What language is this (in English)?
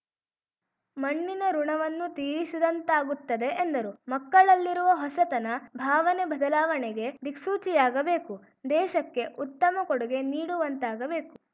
Kannada